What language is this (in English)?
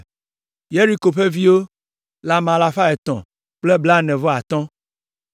Ewe